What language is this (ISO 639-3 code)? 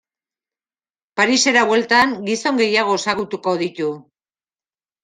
eus